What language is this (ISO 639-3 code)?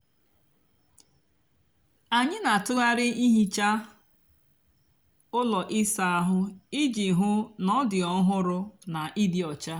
ibo